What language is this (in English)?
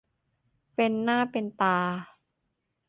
Thai